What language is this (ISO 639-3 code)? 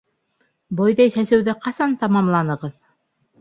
bak